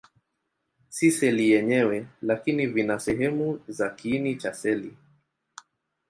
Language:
Swahili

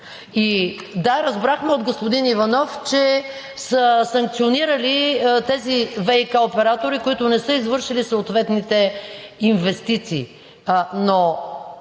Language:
Bulgarian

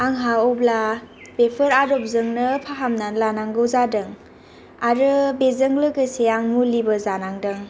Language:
Bodo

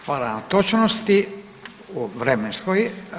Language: Croatian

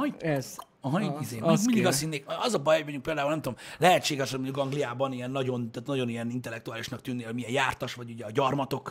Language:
Hungarian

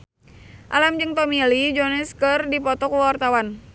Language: Sundanese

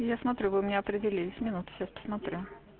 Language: Russian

